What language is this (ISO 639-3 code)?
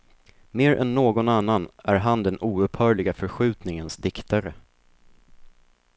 swe